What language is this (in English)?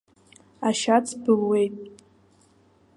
Abkhazian